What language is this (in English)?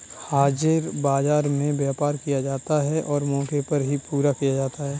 Hindi